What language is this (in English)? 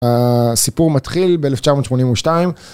Hebrew